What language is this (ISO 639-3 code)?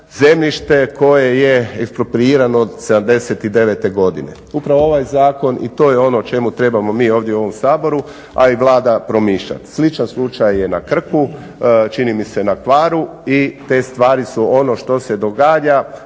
hrv